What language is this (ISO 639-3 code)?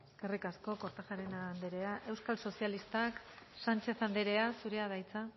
eus